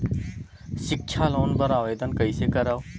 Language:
Chhattisgarhi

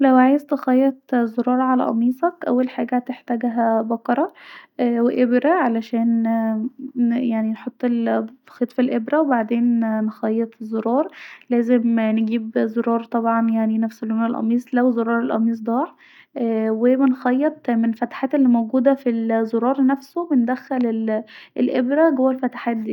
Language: Egyptian Arabic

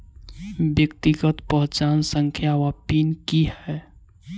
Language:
Maithili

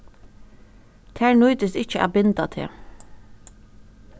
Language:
Faroese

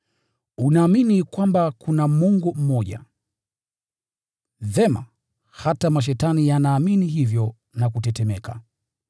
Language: Swahili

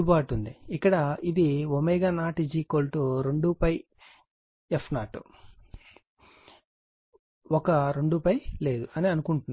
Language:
Telugu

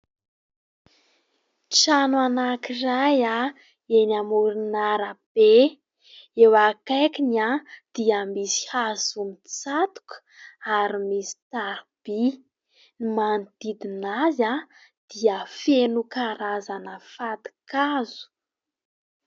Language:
Malagasy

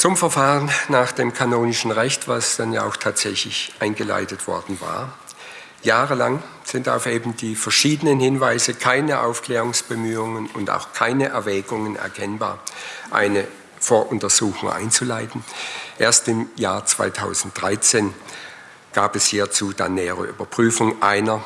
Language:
German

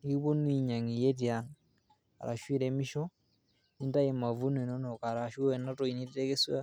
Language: Masai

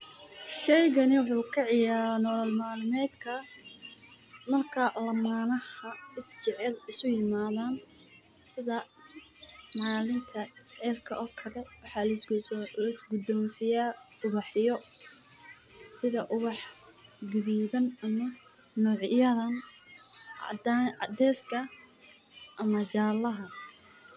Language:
Somali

